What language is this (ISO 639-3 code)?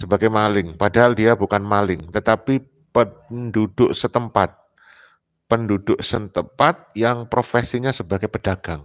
ind